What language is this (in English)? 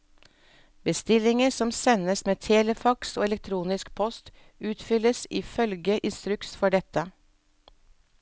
Norwegian